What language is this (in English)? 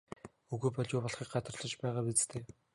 Mongolian